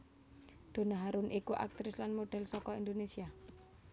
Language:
Javanese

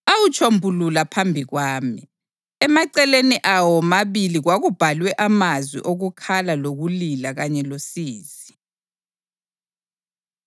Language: North Ndebele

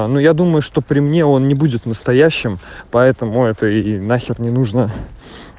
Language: Russian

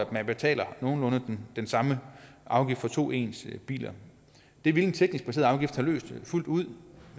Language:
Danish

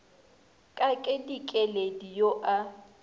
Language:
Northern Sotho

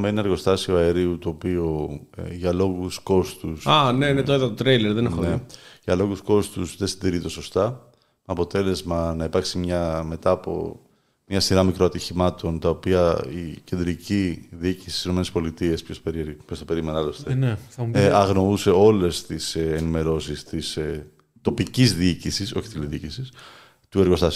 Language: Greek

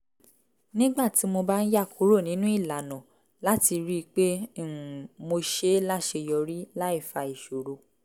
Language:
Yoruba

